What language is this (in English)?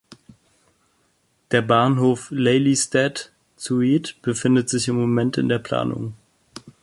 German